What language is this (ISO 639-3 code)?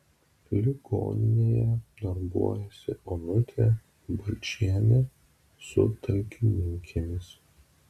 lit